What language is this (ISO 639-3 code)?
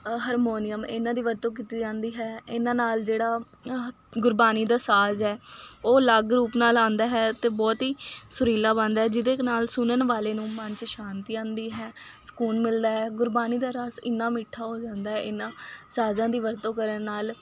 pan